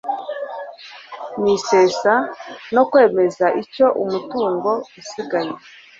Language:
Kinyarwanda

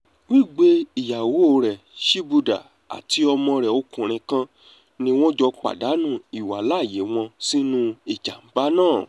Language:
Yoruba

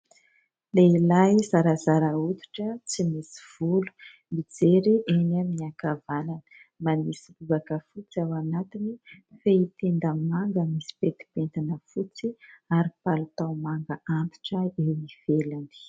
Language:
Malagasy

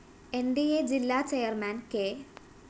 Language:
Malayalam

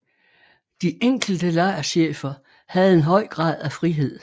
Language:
Danish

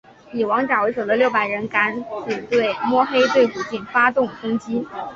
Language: Chinese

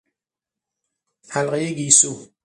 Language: Persian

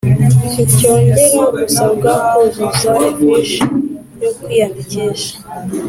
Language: Kinyarwanda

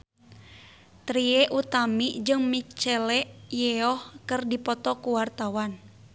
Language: Sundanese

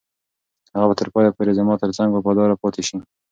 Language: Pashto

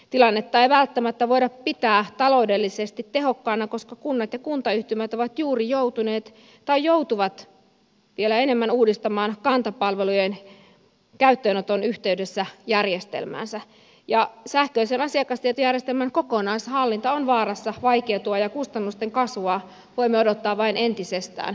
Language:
Finnish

